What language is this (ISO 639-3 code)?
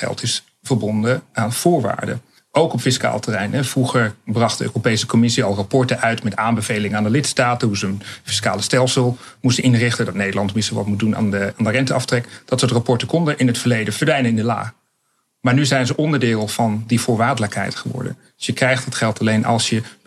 nld